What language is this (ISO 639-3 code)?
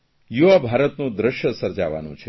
guj